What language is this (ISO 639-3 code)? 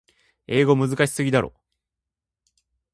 jpn